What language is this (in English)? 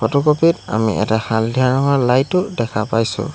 Assamese